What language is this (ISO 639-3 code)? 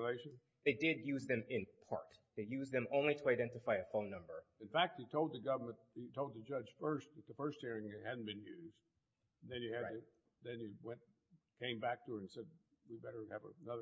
eng